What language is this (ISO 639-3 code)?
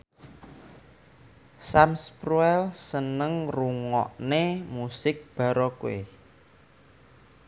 jav